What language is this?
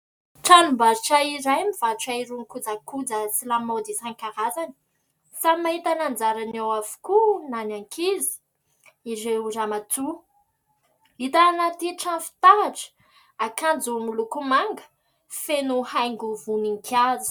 Malagasy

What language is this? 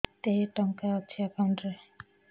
Odia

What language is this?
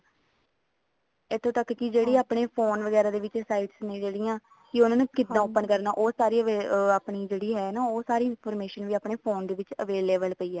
Punjabi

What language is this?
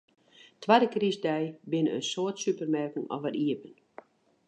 Western Frisian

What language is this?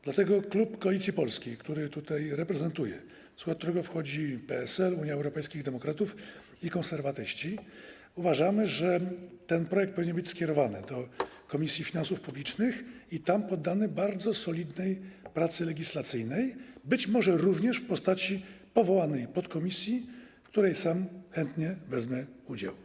Polish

